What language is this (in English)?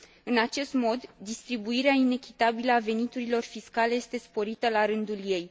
Romanian